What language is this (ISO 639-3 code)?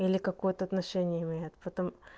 rus